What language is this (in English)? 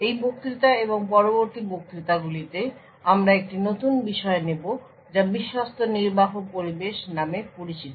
Bangla